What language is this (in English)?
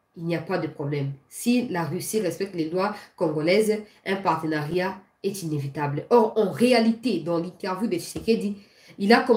French